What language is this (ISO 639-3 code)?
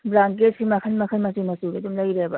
mni